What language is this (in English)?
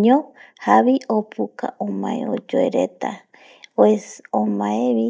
Eastern Bolivian Guaraní